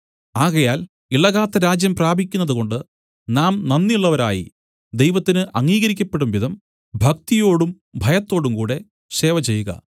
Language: Malayalam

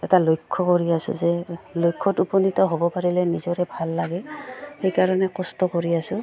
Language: Assamese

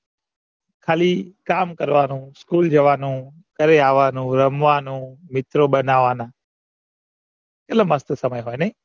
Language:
Gujarati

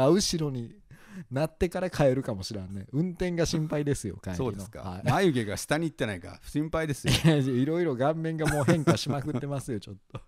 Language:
Japanese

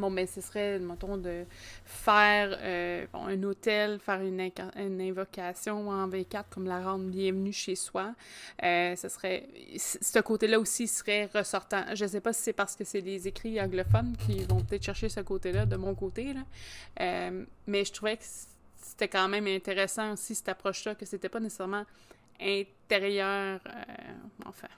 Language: French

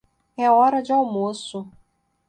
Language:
Portuguese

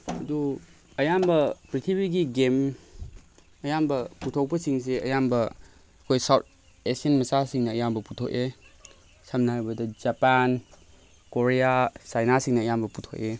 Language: Manipuri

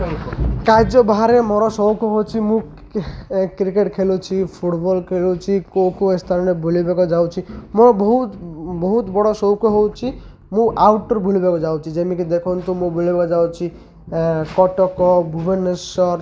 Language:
Odia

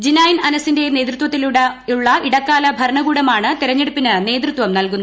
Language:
Malayalam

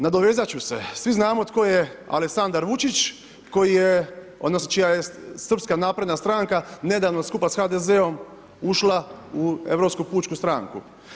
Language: Croatian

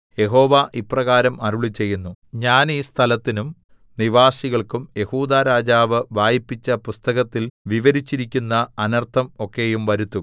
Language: Malayalam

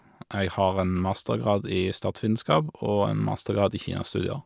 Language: Norwegian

